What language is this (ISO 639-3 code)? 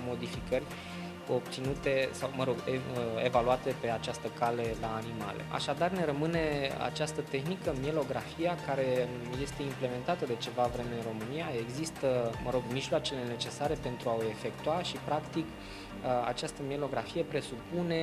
ron